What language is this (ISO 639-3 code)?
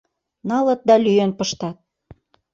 chm